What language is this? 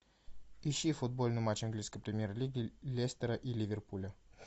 Russian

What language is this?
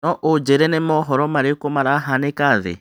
Kikuyu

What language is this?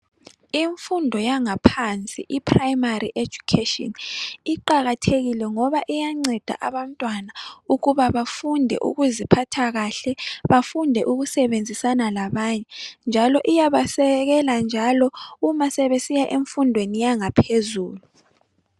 North Ndebele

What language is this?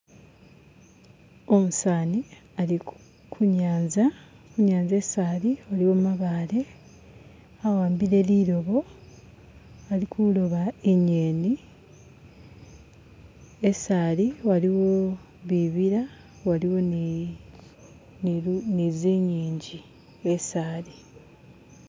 Masaaba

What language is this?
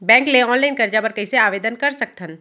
Chhattisgarhi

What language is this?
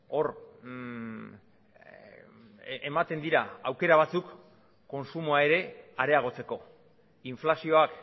Basque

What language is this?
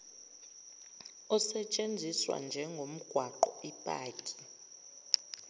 Zulu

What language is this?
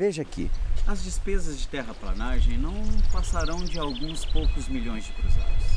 Portuguese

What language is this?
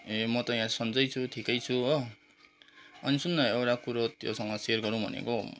Nepali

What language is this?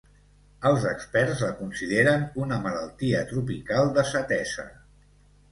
Catalan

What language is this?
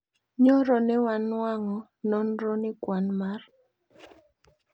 Luo (Kenya and Tanzania)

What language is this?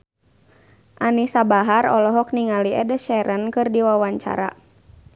Sundanese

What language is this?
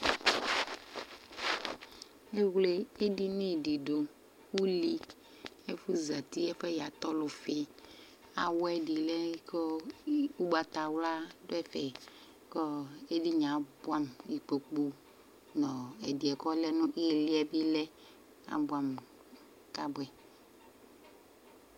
Ikposo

